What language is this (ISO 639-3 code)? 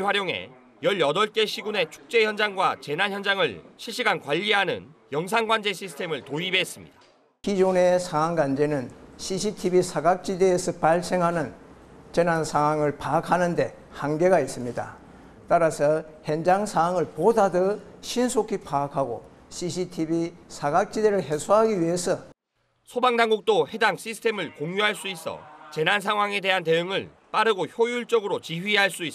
kor